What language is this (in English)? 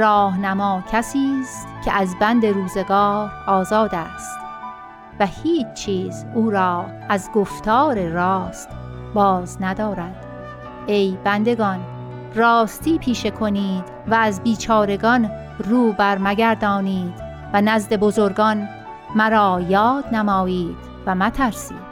Persian